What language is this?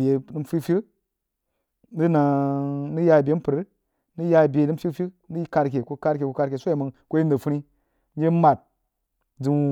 Jiba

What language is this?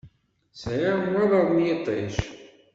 Kabyle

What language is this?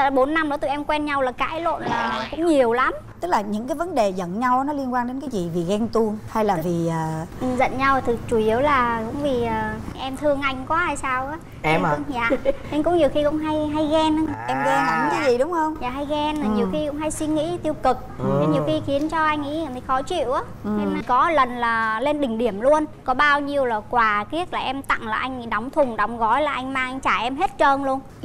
Vietnamese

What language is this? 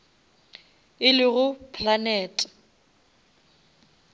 Northern Sotho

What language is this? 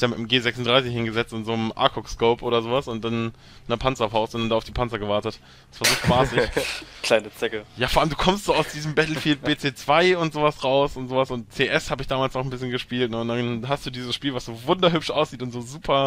German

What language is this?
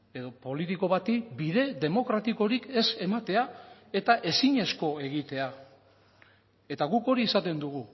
Basque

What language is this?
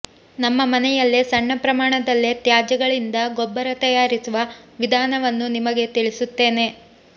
Kannada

